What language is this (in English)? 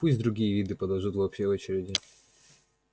Russian